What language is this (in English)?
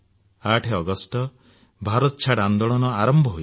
Odia